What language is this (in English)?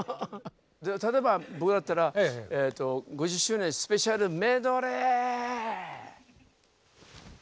Japanese